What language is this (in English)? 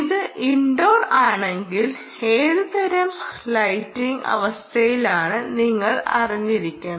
Malayalam